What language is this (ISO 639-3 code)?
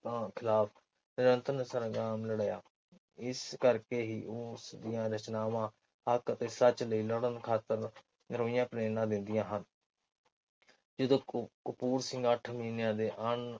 pan